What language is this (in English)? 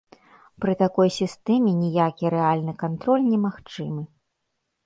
Belarusian